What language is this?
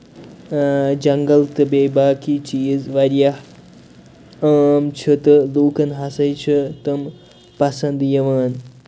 Kashmiri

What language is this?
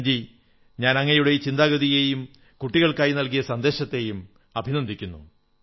Malayalam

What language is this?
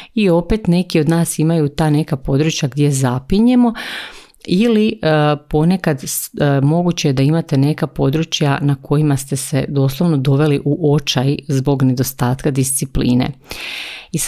Croatian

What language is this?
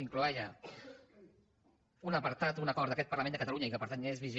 Catalan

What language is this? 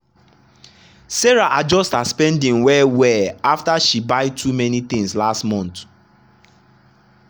Nigerian Pidgin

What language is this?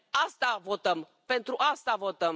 Romanian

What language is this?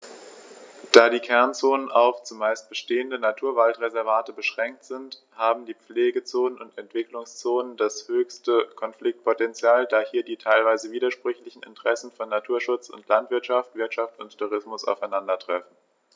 German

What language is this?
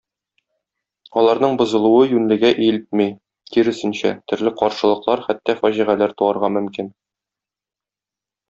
Tatar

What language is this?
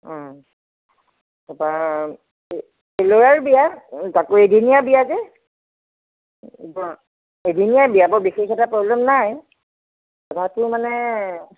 Assamese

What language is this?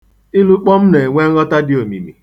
Igbo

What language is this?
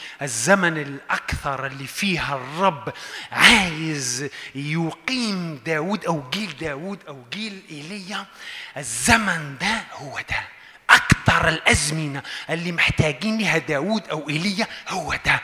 Arabic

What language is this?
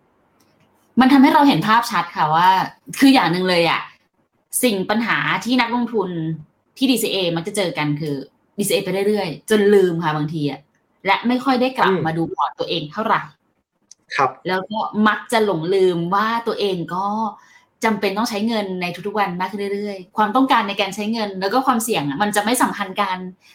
Thai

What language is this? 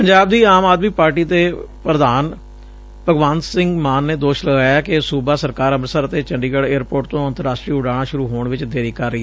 Punjabi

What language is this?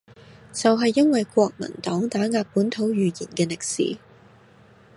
Cantonese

